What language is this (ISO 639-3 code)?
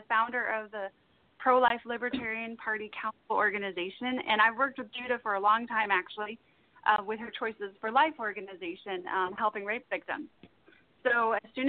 eng